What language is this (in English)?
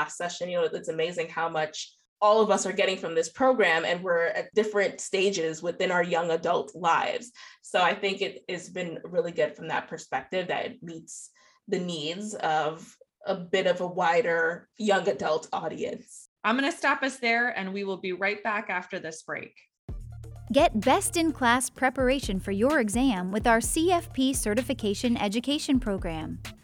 English